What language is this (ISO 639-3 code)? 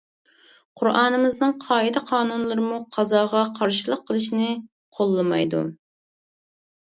uig